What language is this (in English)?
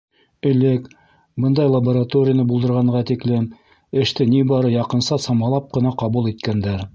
Bashkir